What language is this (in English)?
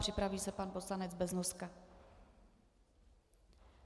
Czech